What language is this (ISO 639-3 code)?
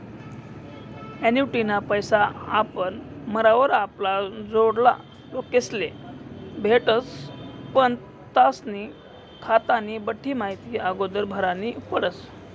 mar